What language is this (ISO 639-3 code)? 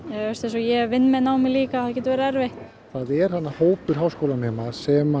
isl